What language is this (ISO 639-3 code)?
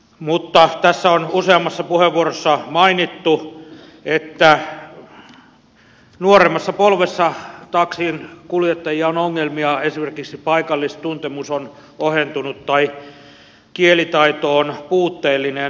fin